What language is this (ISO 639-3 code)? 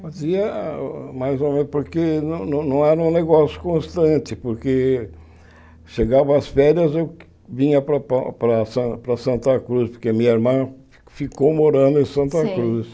por